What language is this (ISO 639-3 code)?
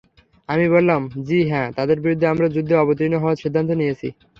ben